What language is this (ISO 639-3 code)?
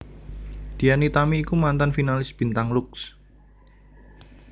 jav